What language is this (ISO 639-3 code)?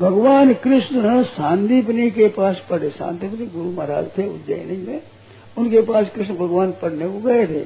hin